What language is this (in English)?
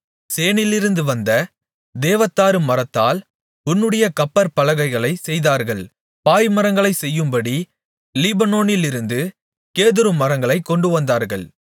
Tamil